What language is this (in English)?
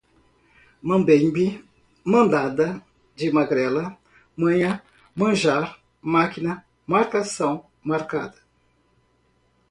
Portuguese